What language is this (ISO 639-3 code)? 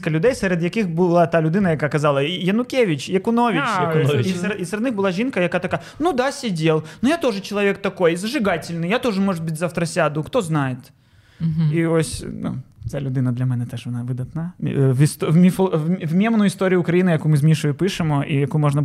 ukr